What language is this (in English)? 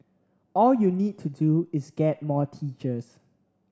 English